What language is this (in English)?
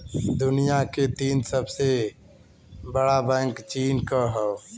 Bhojpuri